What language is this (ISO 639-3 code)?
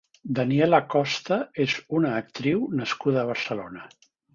cat